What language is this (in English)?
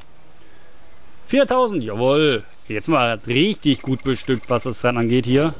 German